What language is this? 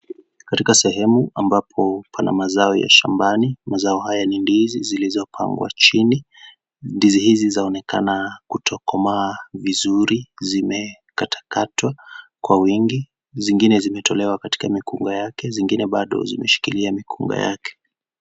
Swahili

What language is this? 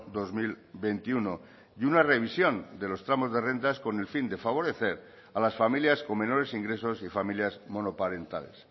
Spanish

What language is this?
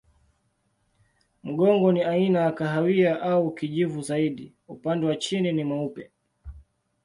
Swahili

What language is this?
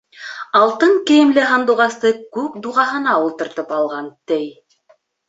Bashkir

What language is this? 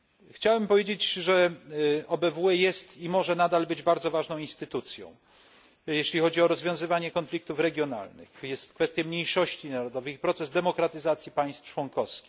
Polish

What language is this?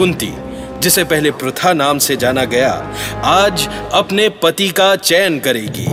Hindi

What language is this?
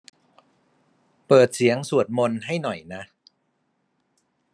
Thai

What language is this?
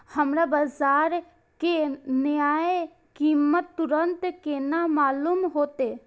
Maithili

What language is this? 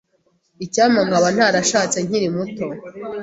Kinyarwanda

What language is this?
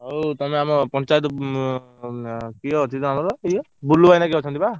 Odia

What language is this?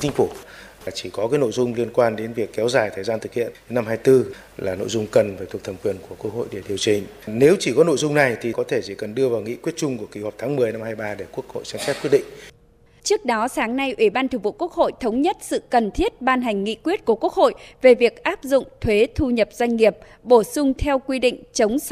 Vietnamese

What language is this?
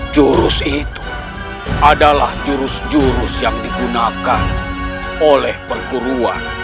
Indonesian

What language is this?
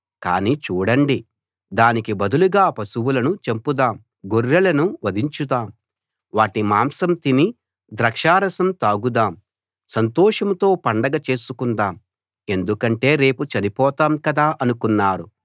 Telugu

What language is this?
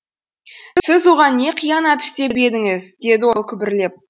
Kazakh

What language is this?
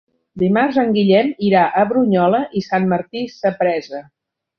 Catalan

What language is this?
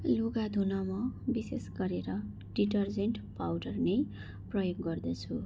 Nepali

